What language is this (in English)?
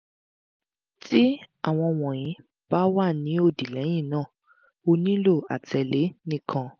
Yoruba